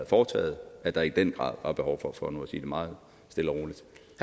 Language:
Danish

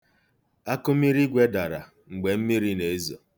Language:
Igbo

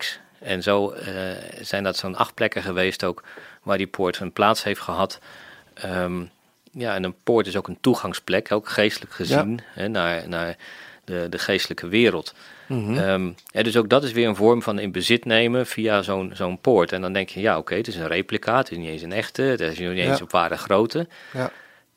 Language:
Dutch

